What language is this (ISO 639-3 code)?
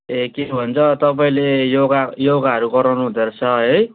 nep